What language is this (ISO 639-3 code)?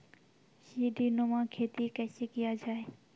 mai